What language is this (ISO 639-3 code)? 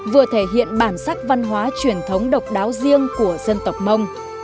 vie